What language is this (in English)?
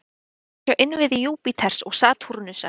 Icelandic